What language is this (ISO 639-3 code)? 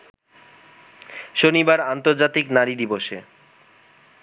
ben